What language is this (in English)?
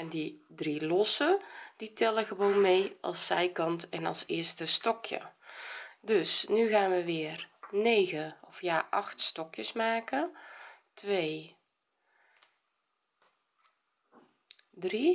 Dutch